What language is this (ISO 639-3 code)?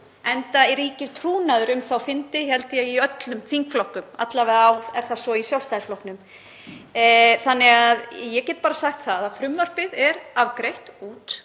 isl